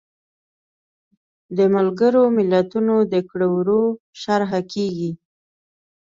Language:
Pashto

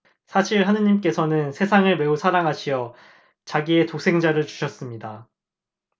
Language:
Korean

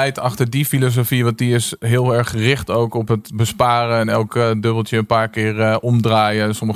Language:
Dutch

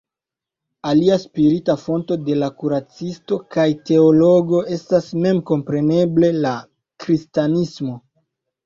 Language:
Esperanto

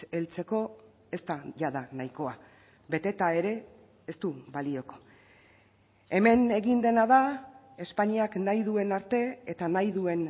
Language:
Basque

